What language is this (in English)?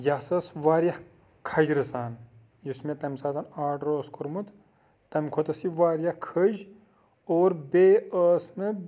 Kashmiri